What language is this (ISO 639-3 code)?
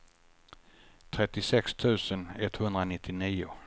swe